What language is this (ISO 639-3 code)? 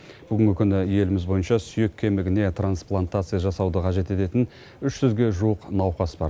kaz